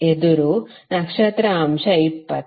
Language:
Kannada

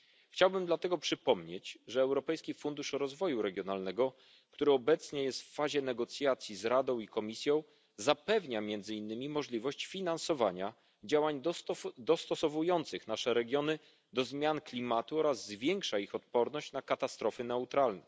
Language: Polish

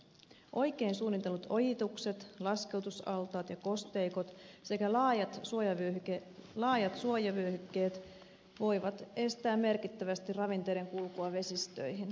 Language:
Finnish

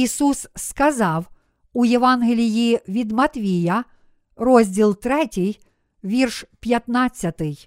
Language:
Ukrainian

